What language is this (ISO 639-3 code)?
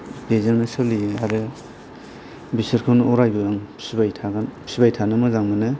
brx